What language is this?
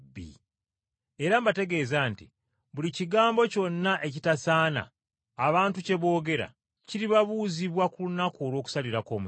Ganda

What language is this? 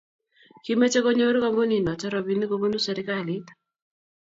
Kalenjin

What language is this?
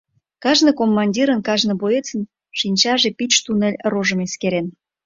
Mari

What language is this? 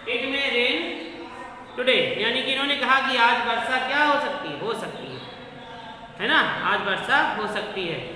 Hindi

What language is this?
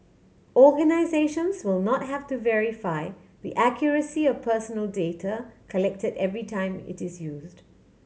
English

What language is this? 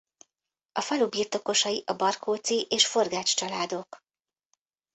Hungarian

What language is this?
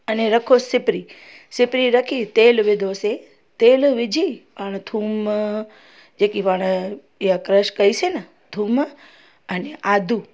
Sindhi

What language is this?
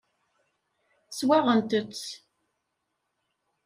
Kabyle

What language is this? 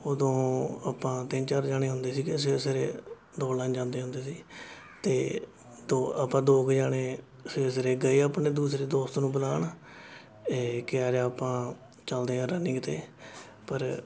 Punjabi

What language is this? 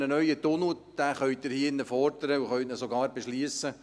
Swiss German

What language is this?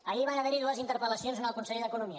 Catalan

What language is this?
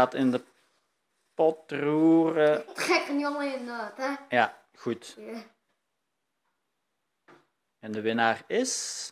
Dutch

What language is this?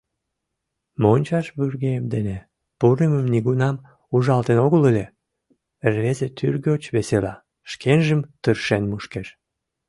Mari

